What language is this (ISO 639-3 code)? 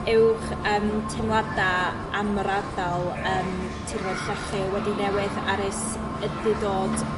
cym